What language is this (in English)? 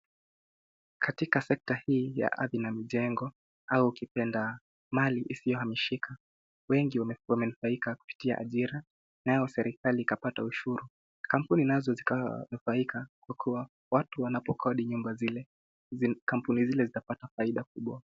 Swahili